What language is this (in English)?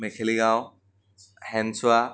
Assamese